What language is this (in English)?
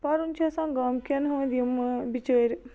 Kashmiri